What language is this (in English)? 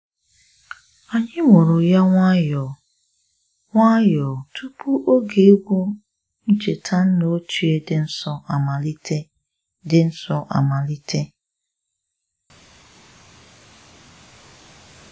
Igbo